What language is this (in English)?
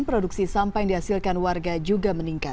Indonesian